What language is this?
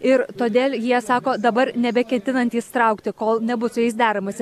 Lithuanian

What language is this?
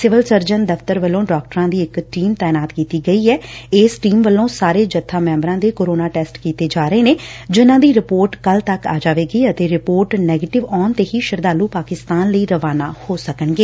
Punjabi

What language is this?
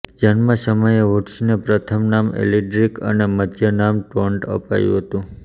Gujarati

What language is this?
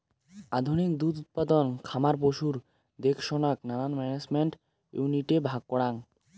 Bangla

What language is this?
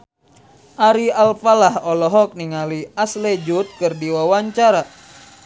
Sundanese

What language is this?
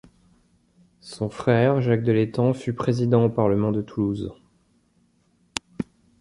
French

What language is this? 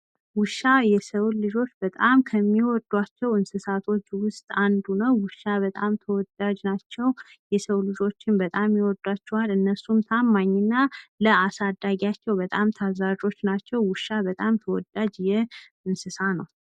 Amharic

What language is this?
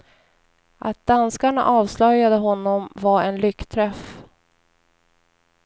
Swedish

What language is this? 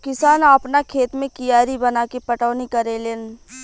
Bhojpuri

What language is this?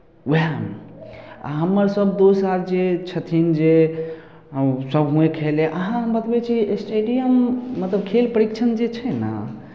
Maithili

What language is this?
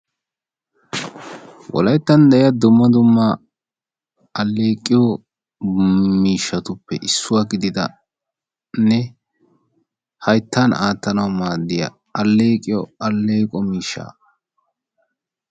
Wolaytta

